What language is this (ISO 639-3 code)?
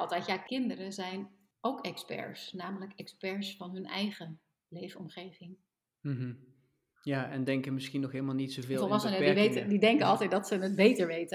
nld